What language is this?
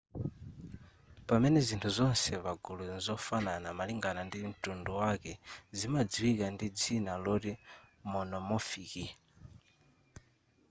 Nyanja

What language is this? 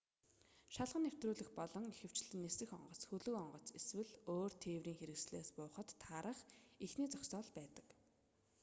Mongolian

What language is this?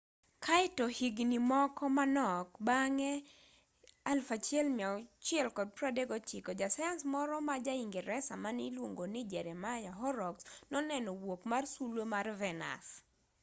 Luo (Kenya and Tanzania)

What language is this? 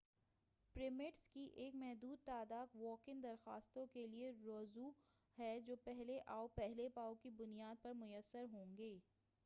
Urdu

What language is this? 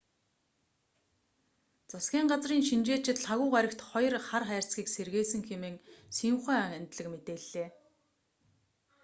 Mongolian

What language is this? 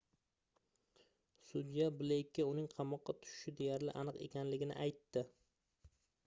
Uzbek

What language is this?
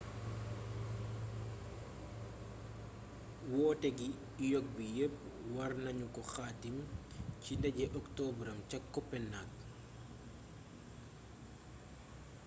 Wolof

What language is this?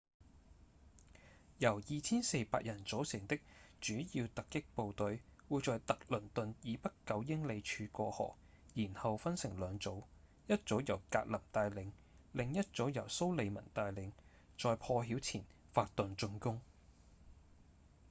Cantonese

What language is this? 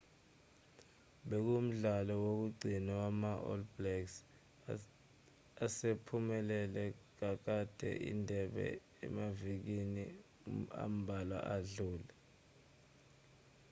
Zulu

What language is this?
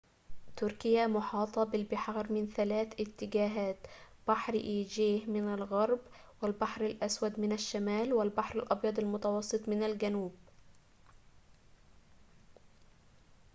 Arabic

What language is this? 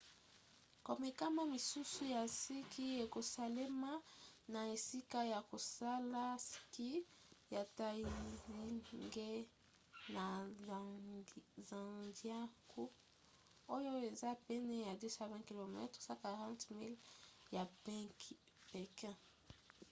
Lingala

